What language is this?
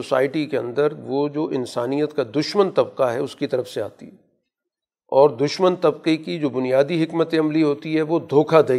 Urdu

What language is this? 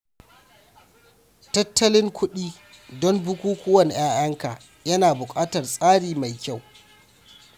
Hausa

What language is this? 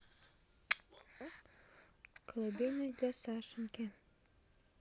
Russian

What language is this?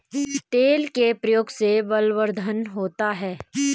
Hindi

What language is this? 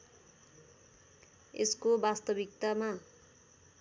Nepali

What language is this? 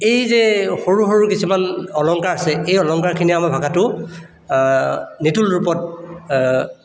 Assamese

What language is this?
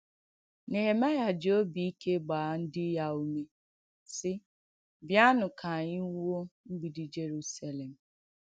Igbo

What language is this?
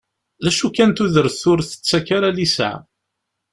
Kabyle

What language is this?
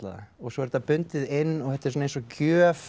Icelandic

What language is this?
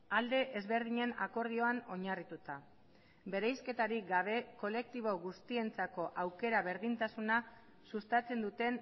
Basque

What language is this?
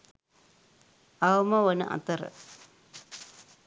Sinhala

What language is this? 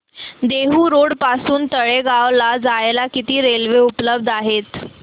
Marathi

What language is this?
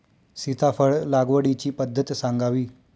Marathi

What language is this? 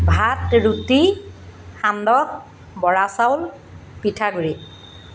Assamese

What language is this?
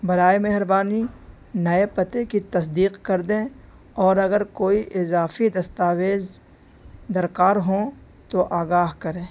Urdu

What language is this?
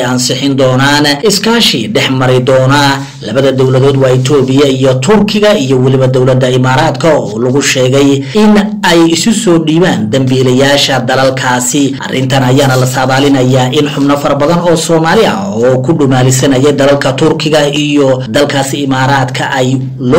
Arabic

